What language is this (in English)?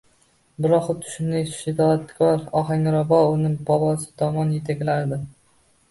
Uzbek